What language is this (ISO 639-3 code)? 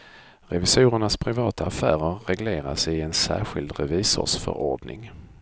swe